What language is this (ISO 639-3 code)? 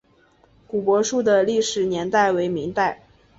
zho